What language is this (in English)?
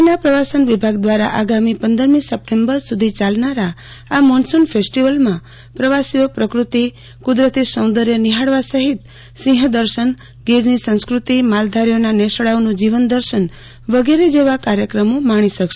Gujarati